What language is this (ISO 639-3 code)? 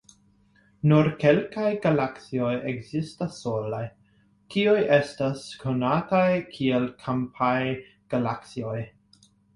epo